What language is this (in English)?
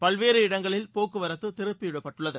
Tamil